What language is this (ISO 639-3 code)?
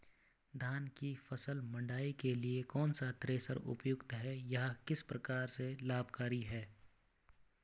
hin